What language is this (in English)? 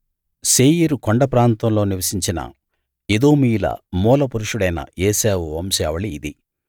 Telugu